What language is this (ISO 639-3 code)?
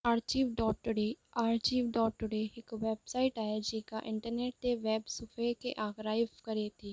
snd